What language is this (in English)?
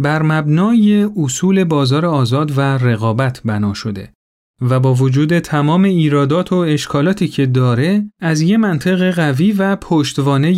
Persian